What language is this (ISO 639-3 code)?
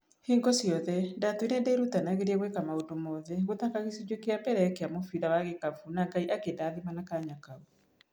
kik